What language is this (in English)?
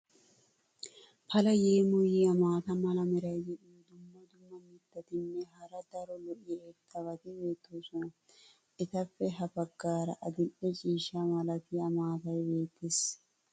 Wolaytta